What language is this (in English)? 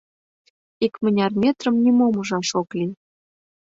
Mari